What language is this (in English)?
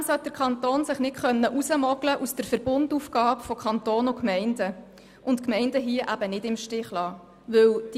Swiss German